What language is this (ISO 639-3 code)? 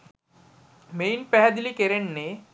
sin